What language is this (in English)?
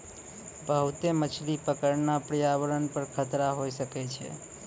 Maithili